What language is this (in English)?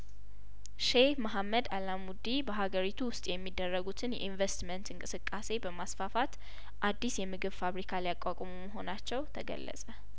Amharic